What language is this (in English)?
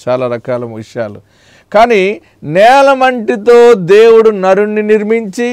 Turkish